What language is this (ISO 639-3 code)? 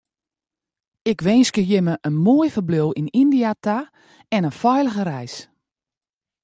fry